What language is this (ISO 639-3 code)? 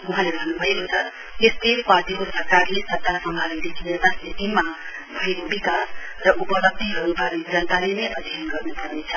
nep